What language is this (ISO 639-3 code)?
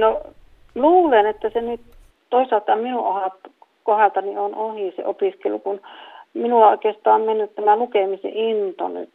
fin